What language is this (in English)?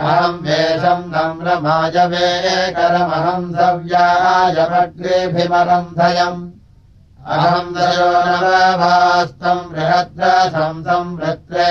Russian